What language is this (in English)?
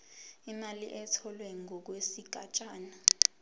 Zulu